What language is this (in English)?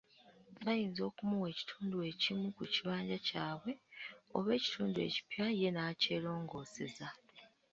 Ganda